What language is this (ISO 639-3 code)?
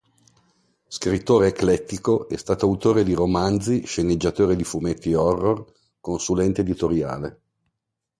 ita